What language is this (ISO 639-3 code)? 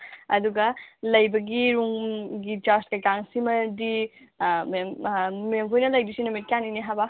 mni